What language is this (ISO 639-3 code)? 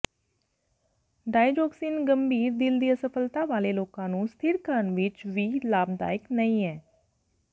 pan